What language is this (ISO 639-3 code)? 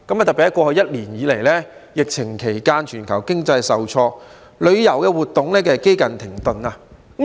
yue